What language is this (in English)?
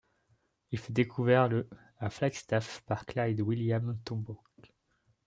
French